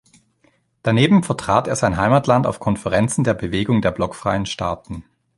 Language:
German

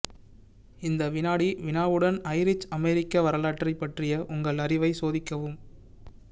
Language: Tamil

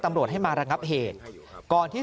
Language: Thai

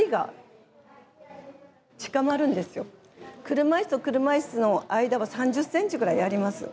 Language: Japanese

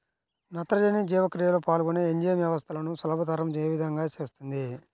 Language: Telugu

